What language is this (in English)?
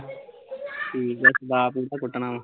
Punjabi